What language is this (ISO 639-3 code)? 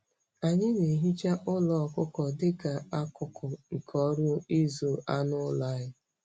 ibo